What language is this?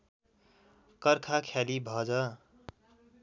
Nepali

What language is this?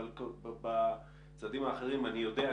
Hebrew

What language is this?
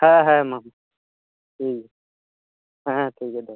Santali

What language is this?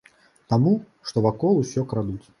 Belarusian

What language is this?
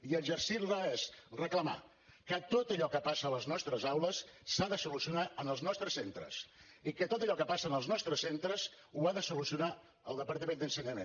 Catalan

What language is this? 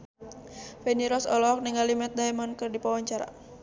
Sundanese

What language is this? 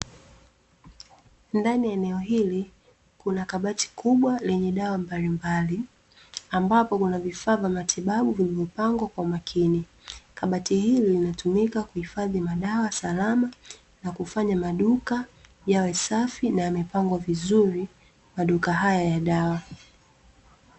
Swahili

